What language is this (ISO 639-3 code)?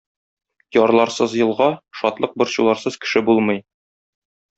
tat